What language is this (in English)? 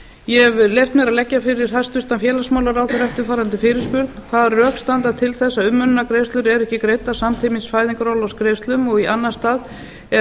Icelandic